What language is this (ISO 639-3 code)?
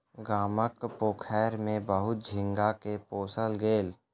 mai